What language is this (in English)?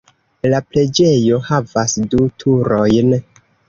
Esperanto